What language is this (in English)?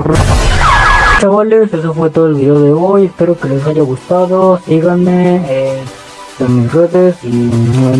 Spanish